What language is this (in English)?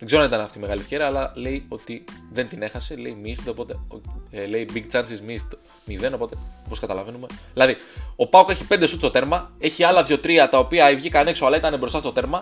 Greek